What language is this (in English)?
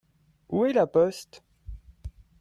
French